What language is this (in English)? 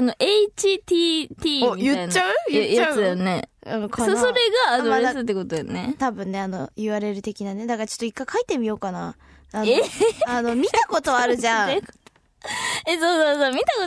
Japanese